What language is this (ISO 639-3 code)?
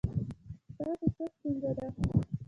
pus